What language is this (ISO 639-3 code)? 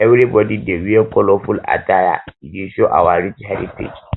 pcm